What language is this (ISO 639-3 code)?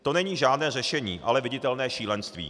ces